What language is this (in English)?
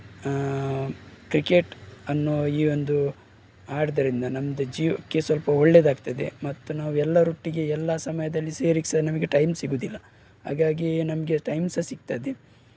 Kannada